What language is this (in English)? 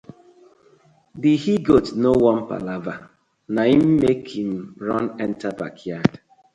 Nigerian Pidgin